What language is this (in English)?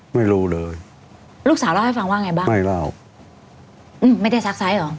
Thai